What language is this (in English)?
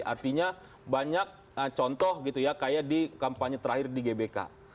Indonesian